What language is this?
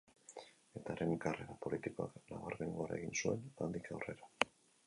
Basque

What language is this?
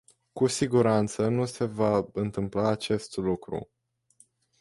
Romanian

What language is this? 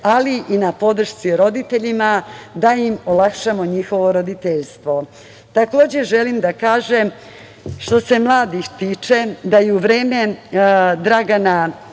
Serbian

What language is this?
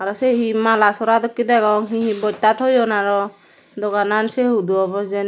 Chakma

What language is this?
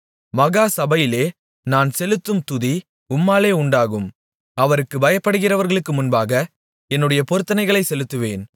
Tamil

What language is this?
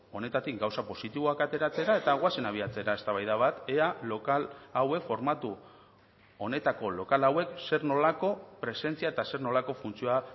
Basque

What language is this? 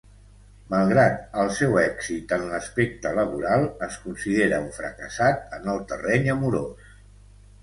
Catalan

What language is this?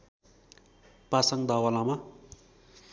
Nepali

